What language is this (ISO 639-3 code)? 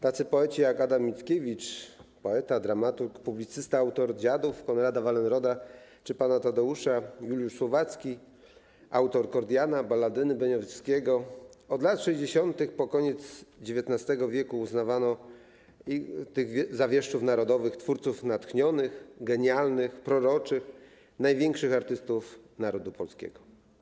pol